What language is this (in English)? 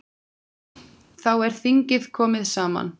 Icelandic